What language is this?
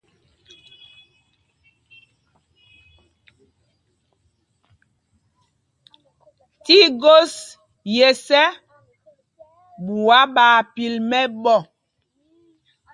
Mpumpong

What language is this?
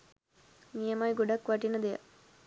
Sinhala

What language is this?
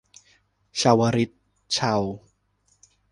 Thai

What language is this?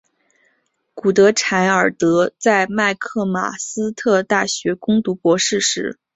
Chinese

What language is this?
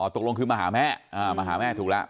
Thai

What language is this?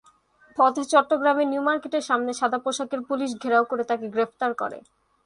Bangla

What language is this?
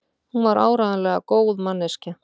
Icelandic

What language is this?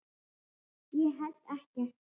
Icelandic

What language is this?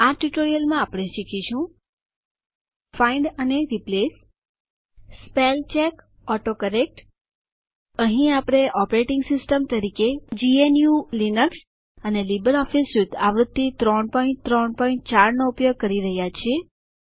Gujarati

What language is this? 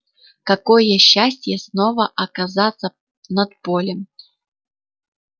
Russian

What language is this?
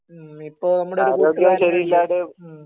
Malayalam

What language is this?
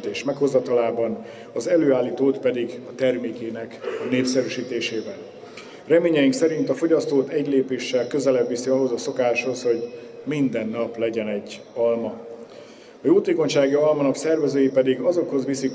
Hungarian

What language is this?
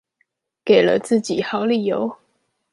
Chinese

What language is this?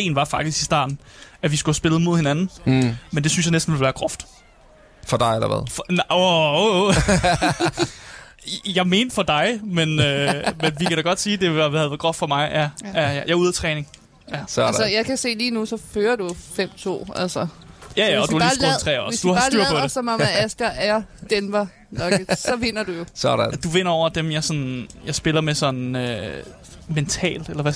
Danish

